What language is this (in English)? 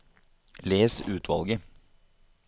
Norwegian